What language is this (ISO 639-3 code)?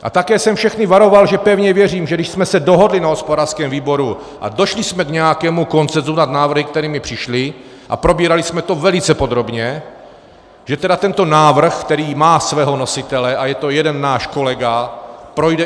ces